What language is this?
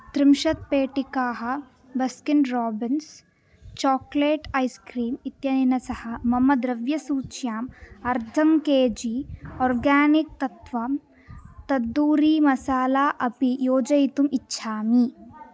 Sanskrit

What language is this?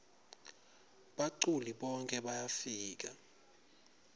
Swati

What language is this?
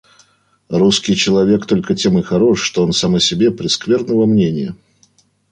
Russian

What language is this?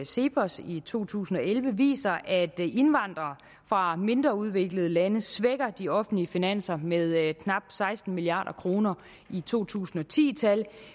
Danish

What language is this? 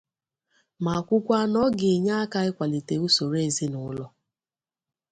Igbo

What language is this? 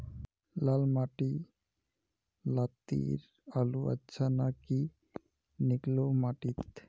Magahi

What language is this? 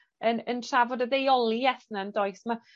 Welsh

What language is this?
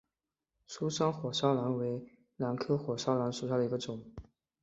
Chinese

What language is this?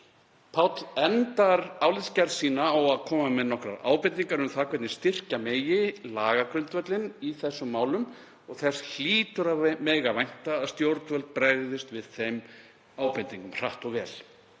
Icelandic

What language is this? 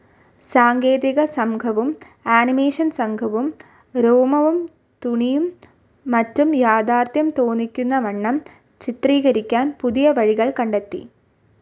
Malayalam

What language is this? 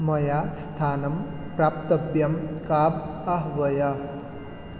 Sanskrit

